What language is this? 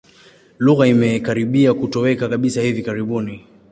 Swahili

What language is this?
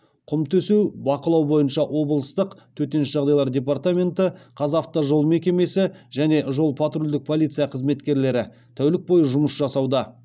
Kazakh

